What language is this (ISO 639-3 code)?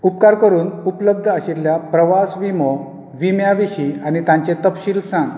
kok